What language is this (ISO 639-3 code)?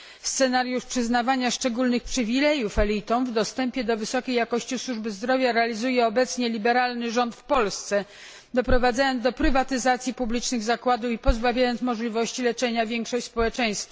pol